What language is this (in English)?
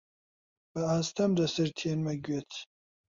Central Kurdish